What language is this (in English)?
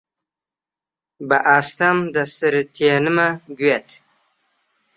Central Kurdish